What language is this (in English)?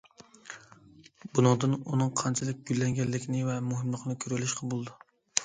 Uyghur